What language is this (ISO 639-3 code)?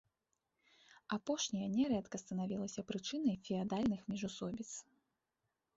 bel